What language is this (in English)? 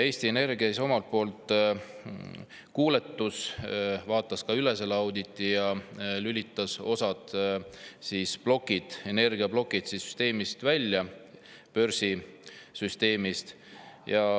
Estonian